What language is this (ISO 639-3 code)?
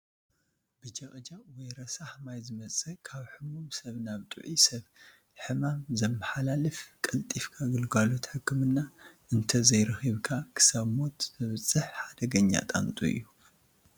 tir